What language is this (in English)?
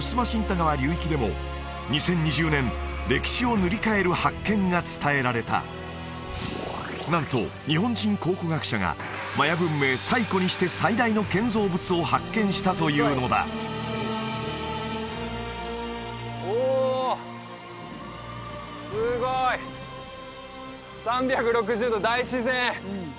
Japanese